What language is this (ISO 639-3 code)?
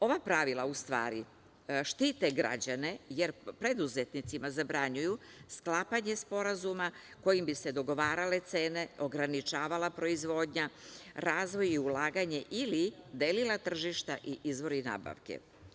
srp